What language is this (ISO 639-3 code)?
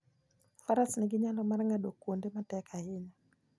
luo